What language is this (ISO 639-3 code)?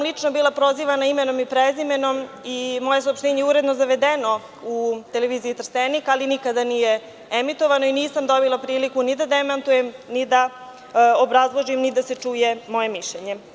srp